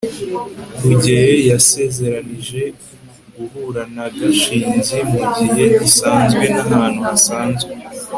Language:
Kinyarwanda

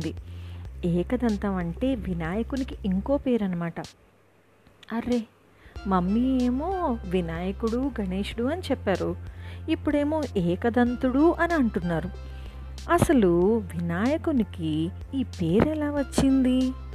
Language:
Telugu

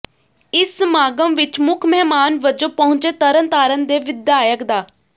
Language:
Punjabi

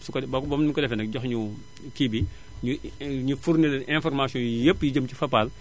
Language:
Wolof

